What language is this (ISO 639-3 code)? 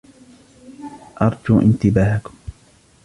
ara